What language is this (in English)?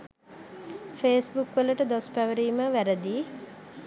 Sinhala